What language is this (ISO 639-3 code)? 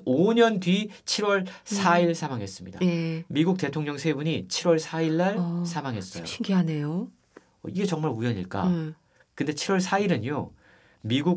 kor